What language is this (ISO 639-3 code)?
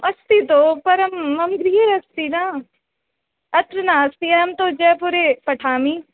san